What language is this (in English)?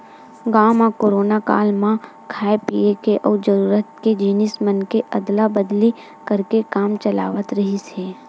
Chhattisgarhi